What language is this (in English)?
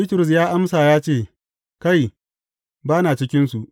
Hausa